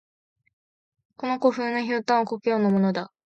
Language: Japanese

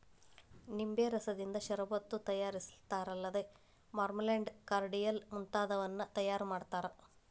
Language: Kannada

